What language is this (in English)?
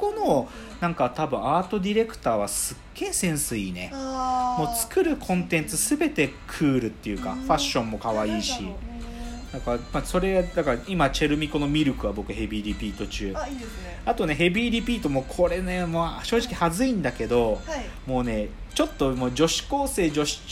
Japanese